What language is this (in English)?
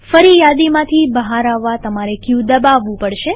Gujarati